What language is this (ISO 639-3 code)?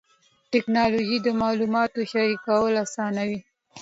pus